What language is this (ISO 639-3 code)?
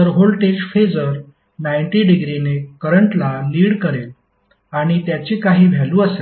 mar